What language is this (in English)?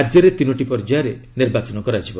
Odia